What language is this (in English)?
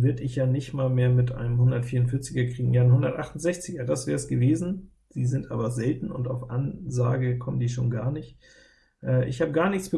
German